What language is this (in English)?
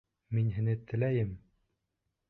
Bashkir